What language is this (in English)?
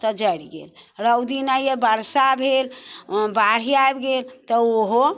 Maithili